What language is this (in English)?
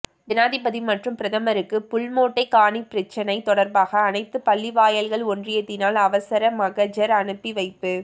Tamil